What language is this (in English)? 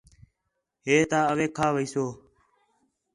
Khetrani